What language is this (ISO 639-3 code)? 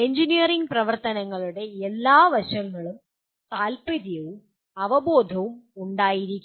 mal